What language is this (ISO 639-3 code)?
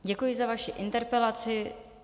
ces